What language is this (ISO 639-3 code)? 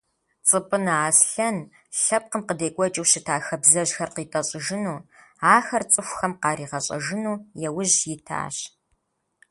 kbd